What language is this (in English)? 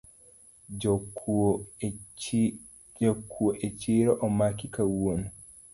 Luo (Kenya and Tanzania)